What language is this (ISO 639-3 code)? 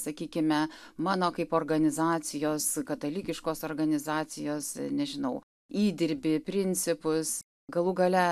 lit